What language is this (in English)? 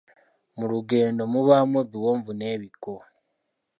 Ganda